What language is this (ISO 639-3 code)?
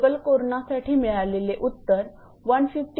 mar